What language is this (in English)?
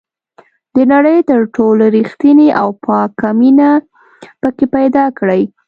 Pashto